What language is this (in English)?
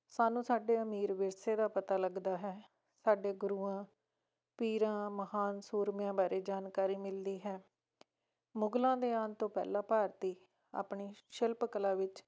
Punjabi